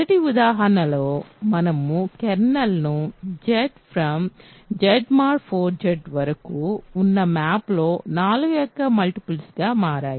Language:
Telugu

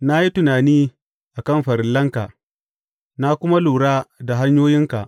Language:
Hausa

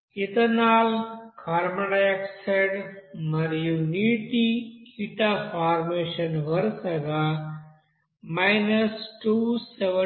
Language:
Telugu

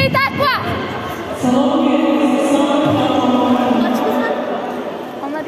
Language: Turkish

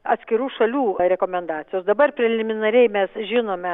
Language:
Lithuanian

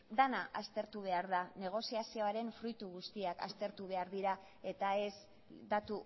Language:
Basque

